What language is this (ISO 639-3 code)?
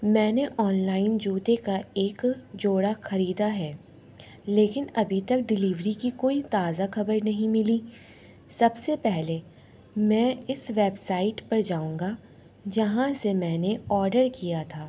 urd